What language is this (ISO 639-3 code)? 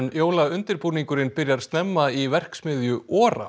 isl